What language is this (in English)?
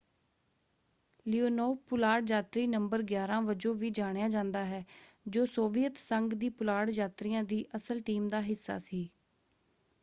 Punjabi